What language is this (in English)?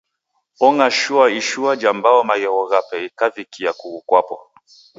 Taita